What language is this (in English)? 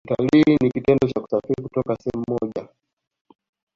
Swahili